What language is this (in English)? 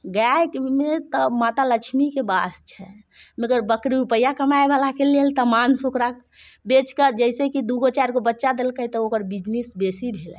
Maithili